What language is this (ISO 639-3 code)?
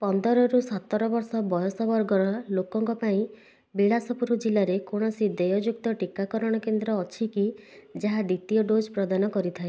ori